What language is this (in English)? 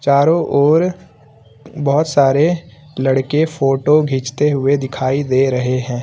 Hindi